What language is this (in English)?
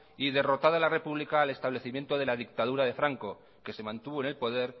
Spanish